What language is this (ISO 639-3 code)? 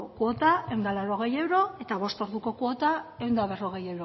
eus